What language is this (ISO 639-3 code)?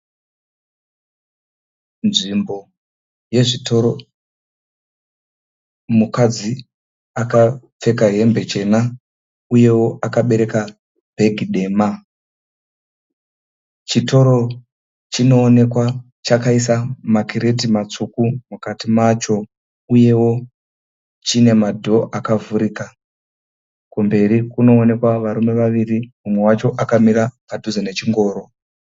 sna